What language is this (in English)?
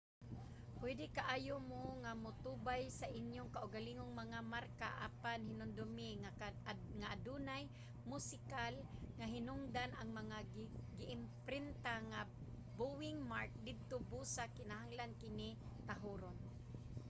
Cebuano